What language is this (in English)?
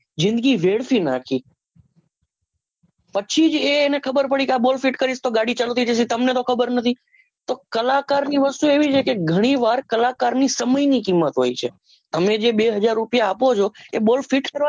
Gujarati